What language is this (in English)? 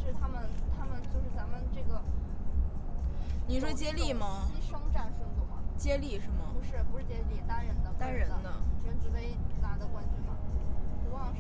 Chinese